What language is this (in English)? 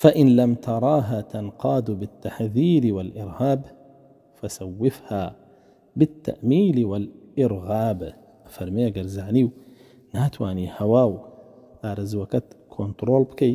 Arabic